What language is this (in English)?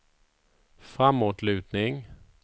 Swedish